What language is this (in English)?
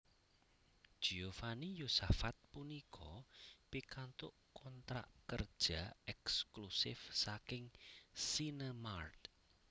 Javanese